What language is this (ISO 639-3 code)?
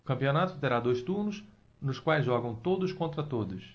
por